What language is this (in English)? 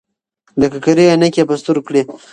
Pashto